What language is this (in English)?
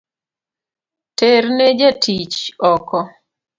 Luo (Kenya and Tanzania)